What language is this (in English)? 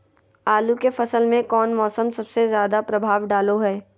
Magahi